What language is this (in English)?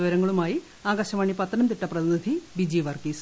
Malayalam